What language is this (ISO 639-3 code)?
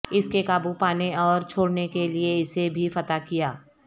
urd